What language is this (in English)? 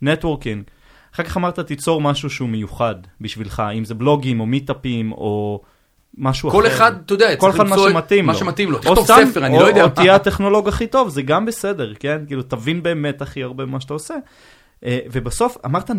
Hebrew